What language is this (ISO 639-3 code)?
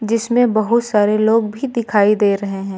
hin